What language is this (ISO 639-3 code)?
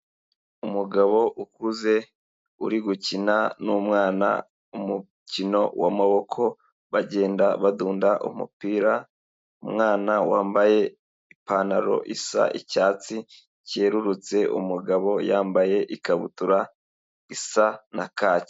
kin